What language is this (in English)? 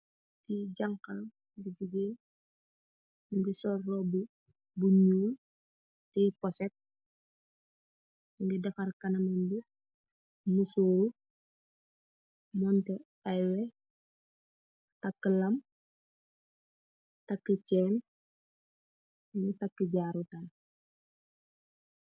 Wolof